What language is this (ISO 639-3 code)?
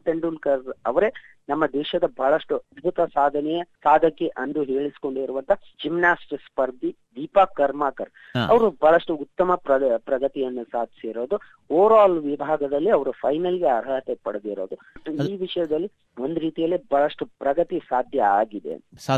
kan